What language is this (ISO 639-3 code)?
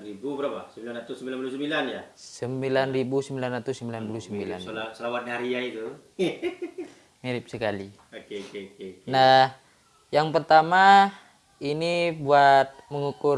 ind